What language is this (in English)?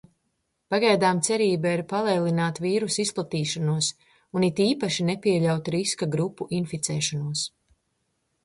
Latvian